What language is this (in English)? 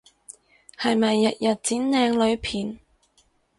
Cantonese